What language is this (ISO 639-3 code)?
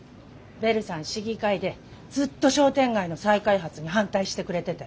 jpn